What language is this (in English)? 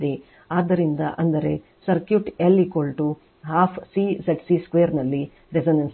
Kannada